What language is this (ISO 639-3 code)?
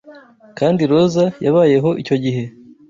kin